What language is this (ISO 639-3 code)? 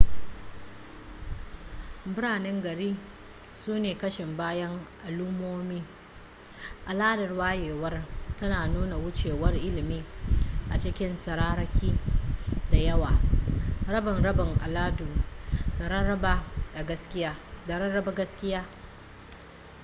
hau